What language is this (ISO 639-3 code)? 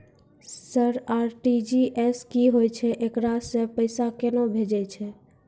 mai